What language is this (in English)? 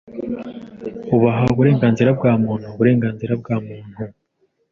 Kinyarwanda